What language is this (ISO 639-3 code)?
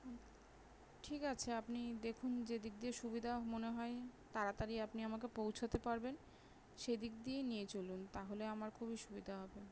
ben